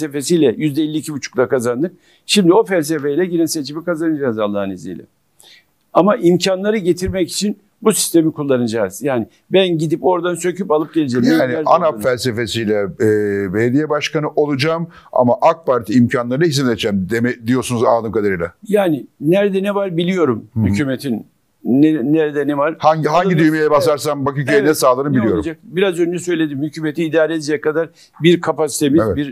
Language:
Turkish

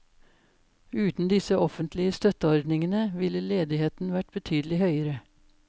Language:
Norwegian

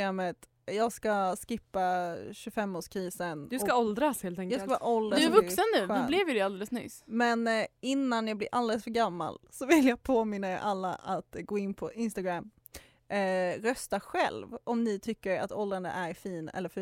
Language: Swedish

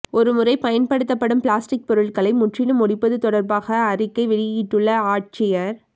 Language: Tamil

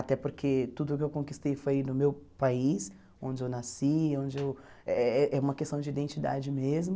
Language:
Portuguese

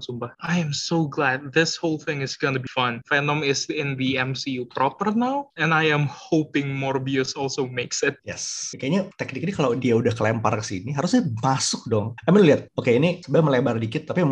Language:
Indonesian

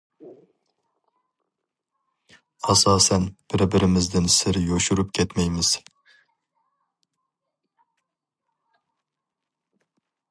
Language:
Uyghur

